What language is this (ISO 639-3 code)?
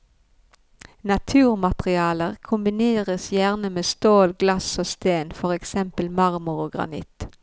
nor